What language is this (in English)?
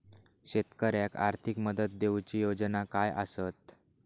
Marathi